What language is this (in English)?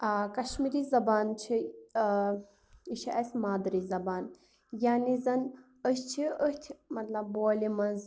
Kashmiri